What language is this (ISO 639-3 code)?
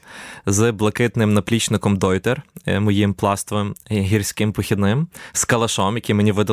ukr